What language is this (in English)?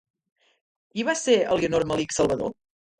Catalan